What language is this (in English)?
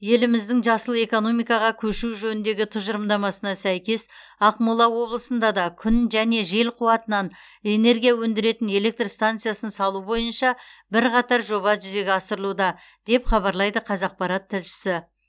Kazakh